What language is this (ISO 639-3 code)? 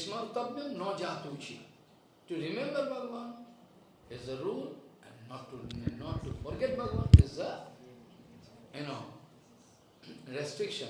por